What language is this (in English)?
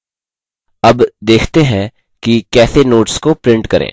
Hindi